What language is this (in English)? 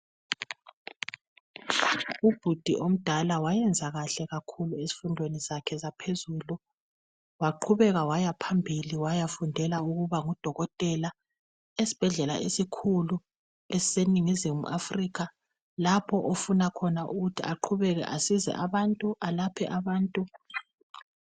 North Ndebele